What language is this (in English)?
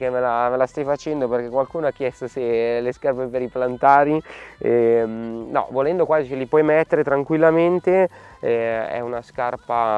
Italian